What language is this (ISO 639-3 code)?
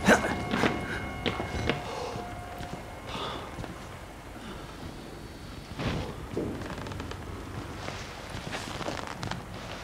pol